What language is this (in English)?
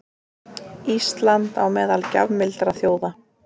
Icelandic